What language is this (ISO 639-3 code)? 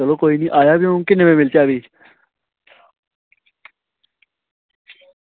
doi